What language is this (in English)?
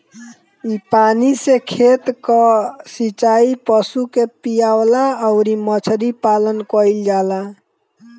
Bhojpuri